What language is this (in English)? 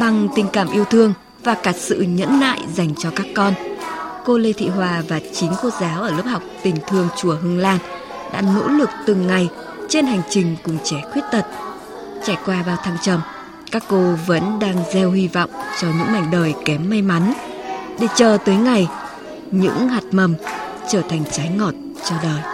Vietnamese